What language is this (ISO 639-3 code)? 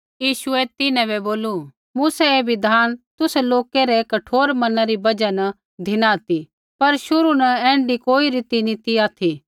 kfx